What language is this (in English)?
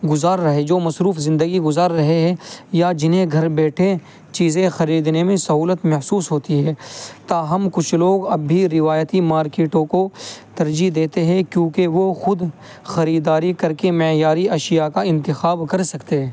Urdu